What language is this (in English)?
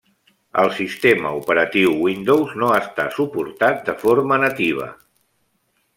Catalan